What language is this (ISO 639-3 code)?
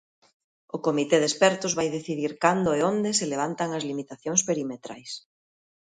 glg